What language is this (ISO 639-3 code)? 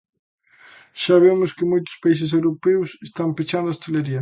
glg